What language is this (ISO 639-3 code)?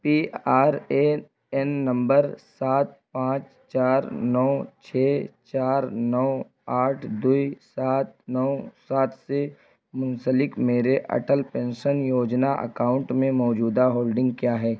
urd